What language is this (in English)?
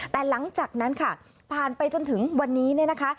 Thai